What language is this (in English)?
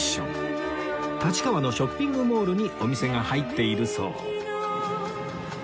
Japanese